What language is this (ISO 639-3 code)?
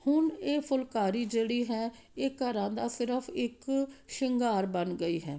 pan